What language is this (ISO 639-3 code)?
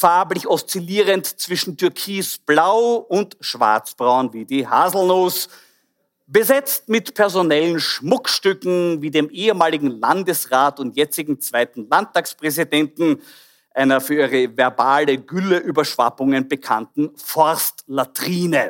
deu